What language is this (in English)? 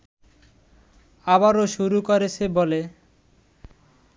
Bangla